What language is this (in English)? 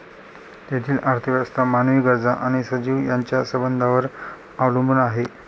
Marathi